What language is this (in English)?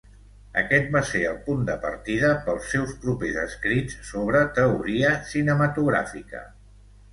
Catalan